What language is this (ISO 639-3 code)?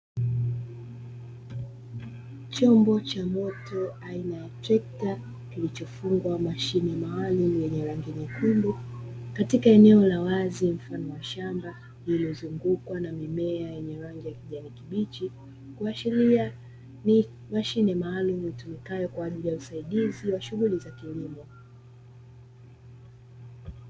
swa